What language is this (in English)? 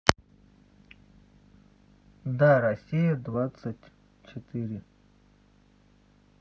Russian